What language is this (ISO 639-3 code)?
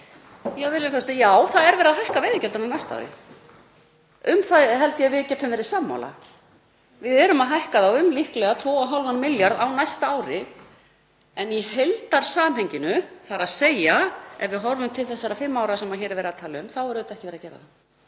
isl